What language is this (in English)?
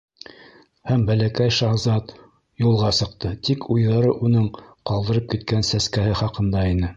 Bashkir